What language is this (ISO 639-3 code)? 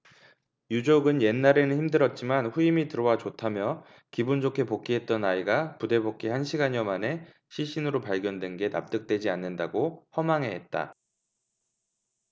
kor